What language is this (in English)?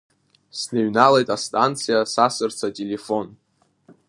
Abkhazian